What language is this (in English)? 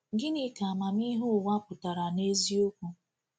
Igbo